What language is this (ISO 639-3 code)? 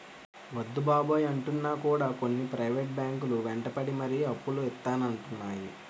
tel